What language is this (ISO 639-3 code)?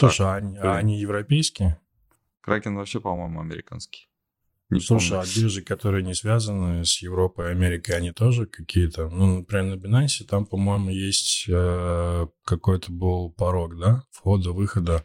rus